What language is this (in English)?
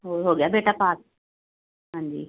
Punjabi